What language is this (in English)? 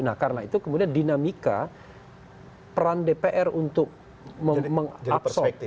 Indonesian